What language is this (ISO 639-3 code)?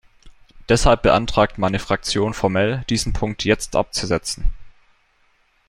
deu